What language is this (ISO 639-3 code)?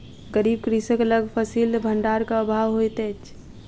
mai